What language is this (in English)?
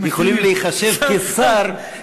Hebrew